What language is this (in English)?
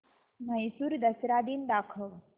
Marathi